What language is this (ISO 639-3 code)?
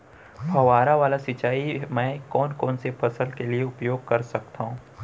hne